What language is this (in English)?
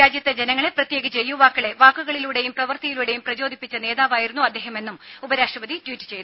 Malayalam